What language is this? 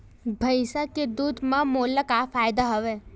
Chhattisgarhi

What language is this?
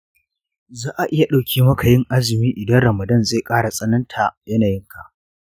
Hausa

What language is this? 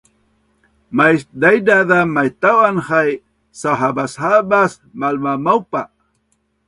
Bunun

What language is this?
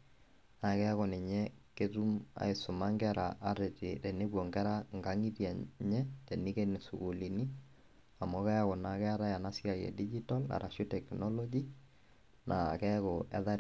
Masai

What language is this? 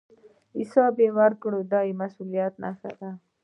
Pashto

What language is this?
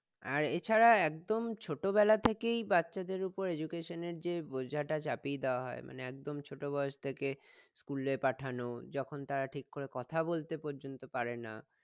Bangla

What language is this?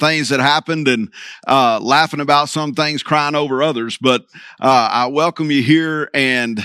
English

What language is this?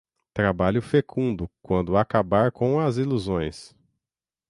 Portuguese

